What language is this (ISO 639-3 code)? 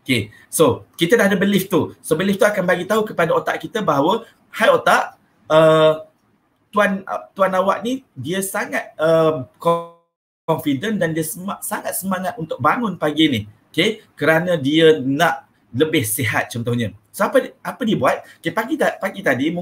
msa